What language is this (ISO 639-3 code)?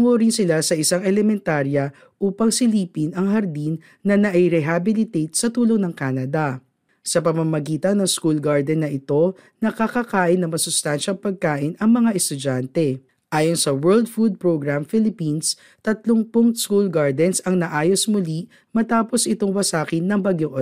fil